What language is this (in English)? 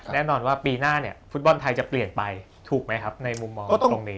Thai